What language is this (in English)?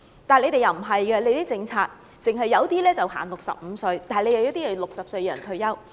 Cantonese